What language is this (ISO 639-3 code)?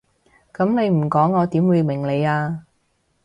yue